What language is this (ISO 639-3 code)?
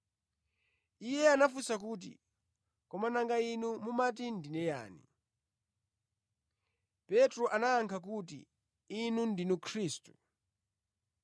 nya